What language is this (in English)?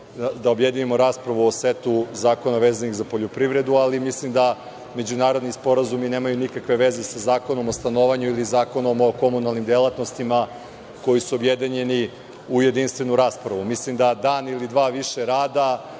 Serbian